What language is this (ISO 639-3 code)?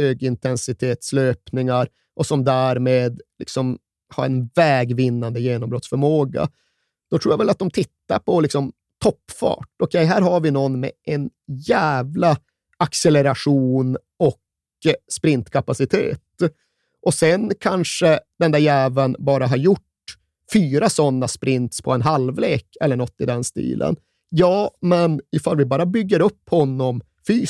swe